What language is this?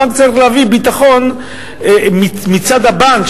Hebrew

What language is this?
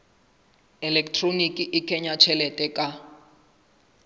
Southern Sotho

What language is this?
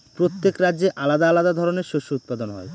Bangla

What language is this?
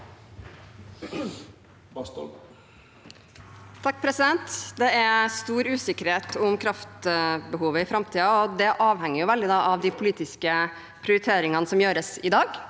Norwegian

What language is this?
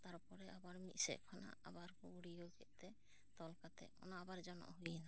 Santali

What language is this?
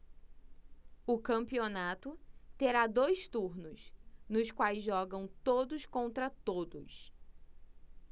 Portuguese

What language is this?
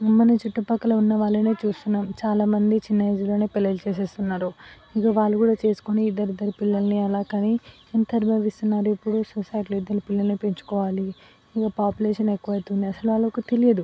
Telugu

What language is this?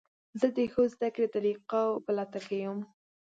Pashto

